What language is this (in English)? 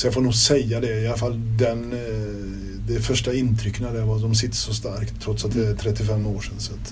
Swedish